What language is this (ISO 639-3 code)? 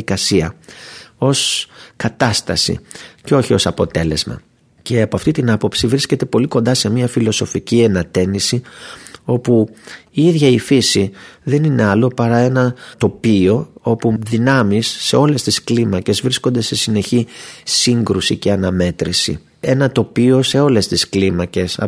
ell